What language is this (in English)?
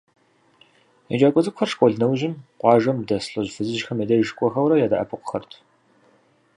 Kabardian